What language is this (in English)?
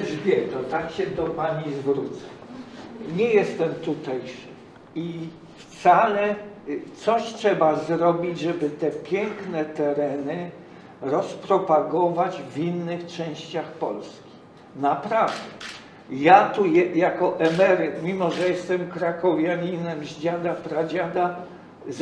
Polish